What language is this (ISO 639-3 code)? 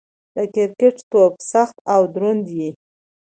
pus